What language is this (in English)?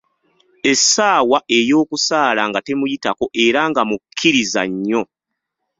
Ganda